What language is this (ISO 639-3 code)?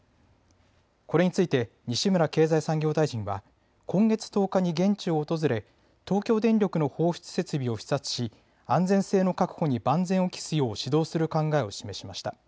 jpn